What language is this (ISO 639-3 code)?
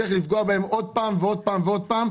heb